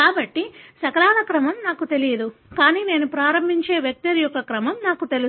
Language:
Telugu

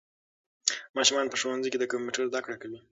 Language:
Pashto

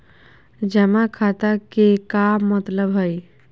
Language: Magahi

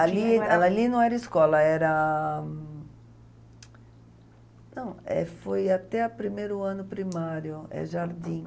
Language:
Portuguese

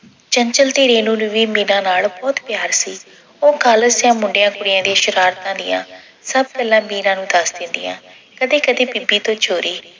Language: Punjabi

